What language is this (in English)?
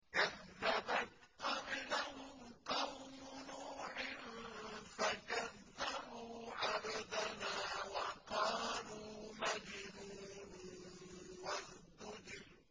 Arabic